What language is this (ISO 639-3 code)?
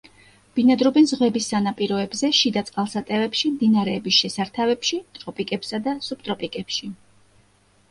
kat